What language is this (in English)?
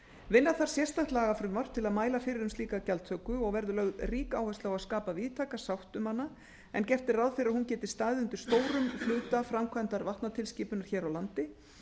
Icelandic